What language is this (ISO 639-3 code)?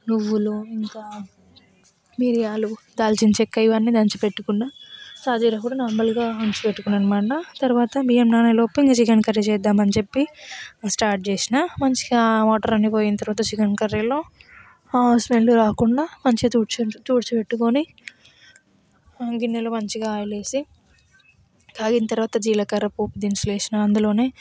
tel